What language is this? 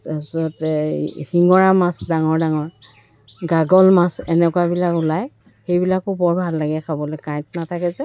Assamese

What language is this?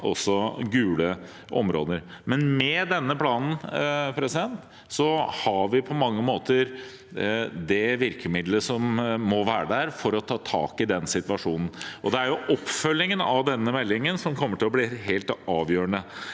Norwegian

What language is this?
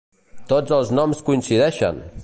Catalan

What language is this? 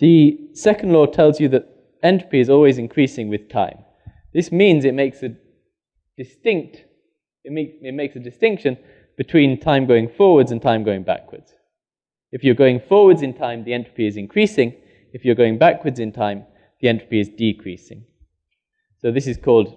English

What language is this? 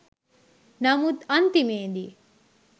Sinhala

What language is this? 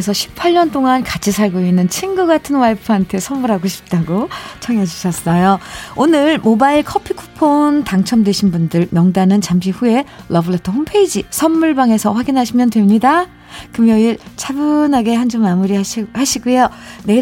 Korean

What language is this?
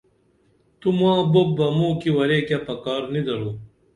Dameli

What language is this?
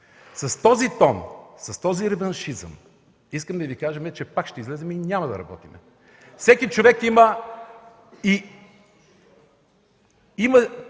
Bulgarian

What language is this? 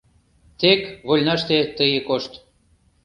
Mari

